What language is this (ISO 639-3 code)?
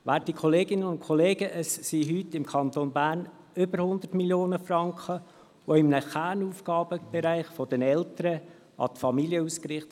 gsw